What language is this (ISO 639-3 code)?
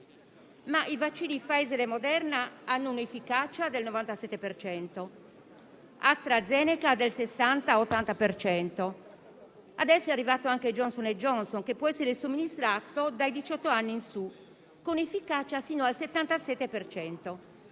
ita